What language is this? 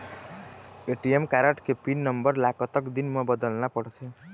Chhattisgarhi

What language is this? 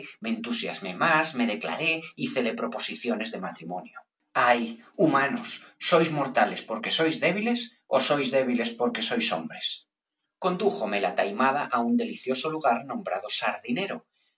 Spanish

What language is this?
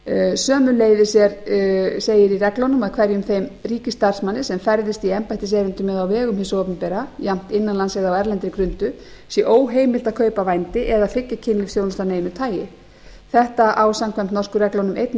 Icelandic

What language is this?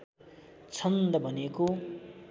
Nepali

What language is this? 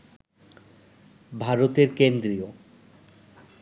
Bangla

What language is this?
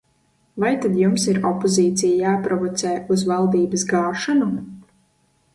Latvian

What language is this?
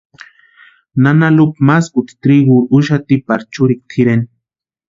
Western Highland Purepecha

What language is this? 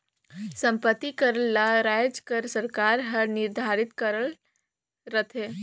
Chhattisgarhi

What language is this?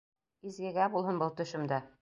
Bashkir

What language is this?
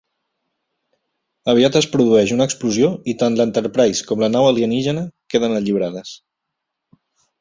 Catalan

